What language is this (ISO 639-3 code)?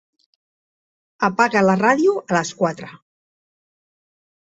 cat